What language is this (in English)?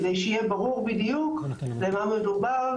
Hebrew